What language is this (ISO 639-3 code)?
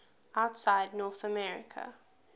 eng